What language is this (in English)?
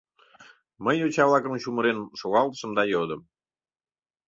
Mari